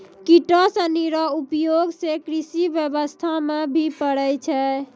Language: Maithili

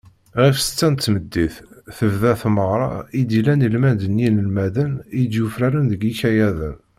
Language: Kabyle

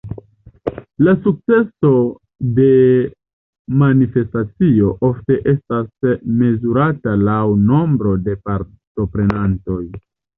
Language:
Esperanto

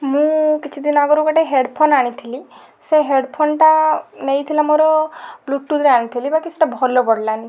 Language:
Odia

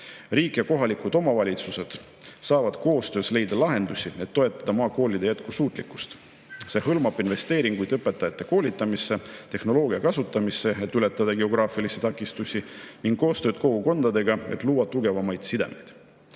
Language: Estonian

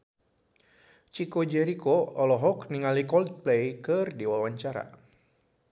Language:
Sundanese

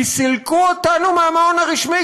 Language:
Hebrew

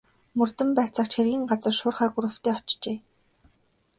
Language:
Mongolian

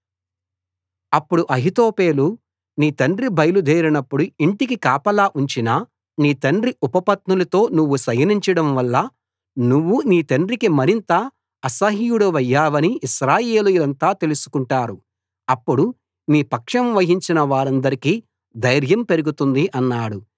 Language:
Telugu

